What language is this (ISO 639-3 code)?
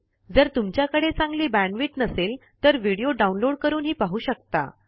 mar